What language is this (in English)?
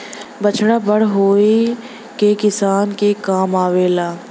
Bhojpuri